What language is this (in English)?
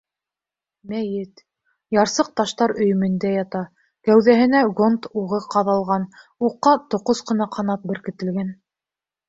Bashkir